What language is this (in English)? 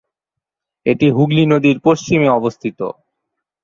Bangla